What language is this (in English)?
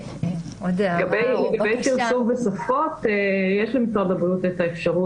Hebrew